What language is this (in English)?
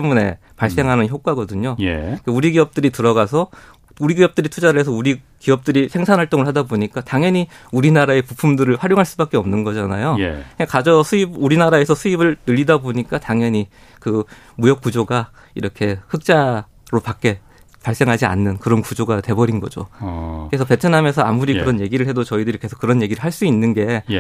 Korean